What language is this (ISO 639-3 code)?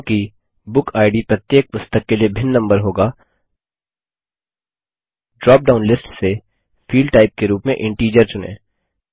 hin